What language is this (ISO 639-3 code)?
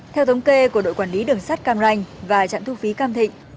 vie